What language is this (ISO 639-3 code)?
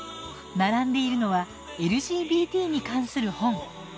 jpn